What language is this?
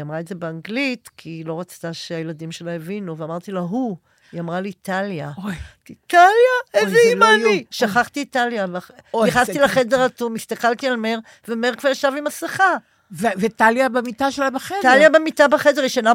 Hebrew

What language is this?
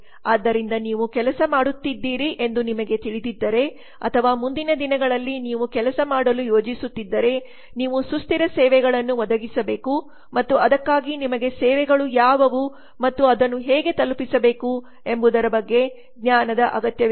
Kannada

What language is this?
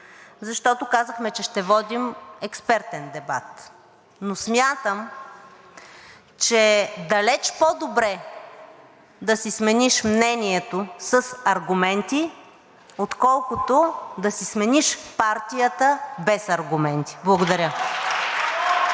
Bulgarian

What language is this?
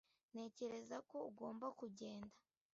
Kinyarwanda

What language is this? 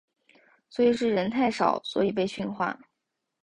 Chinese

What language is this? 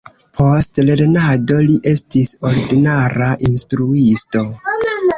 Esperanto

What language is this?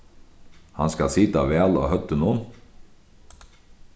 Faroese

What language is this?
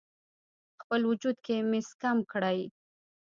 Pashto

